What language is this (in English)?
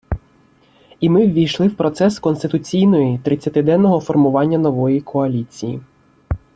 Ukrainian